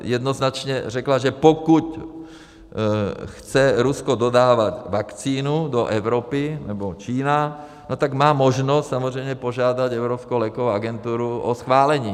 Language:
Czech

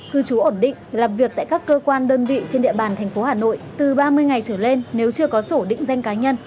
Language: Vietnamese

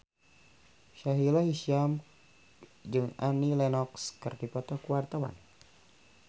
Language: Sundanese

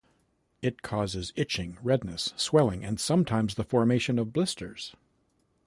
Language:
English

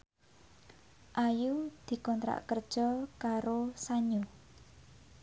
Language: Javanese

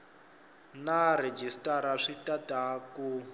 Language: Tsonga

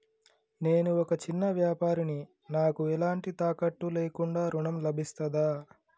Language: Telugu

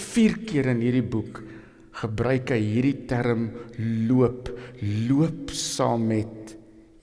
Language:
Dutch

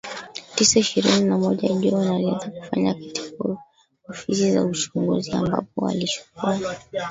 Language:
Swahili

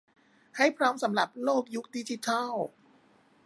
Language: Thai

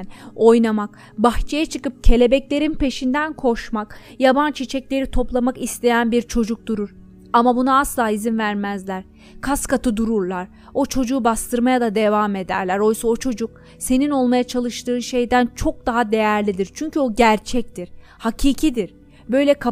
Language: Turkish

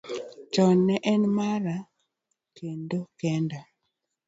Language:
Luo (Kenya and Tanzania)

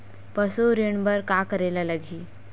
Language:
Chhattisgarhi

